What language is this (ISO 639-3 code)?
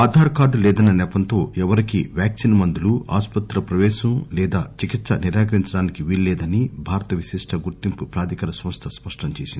tel